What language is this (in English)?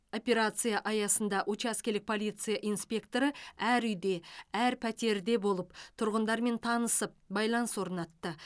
Kazakh